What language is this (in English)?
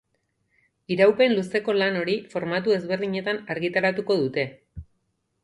Basque